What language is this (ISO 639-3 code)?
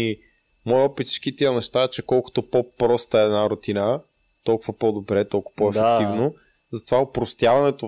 bul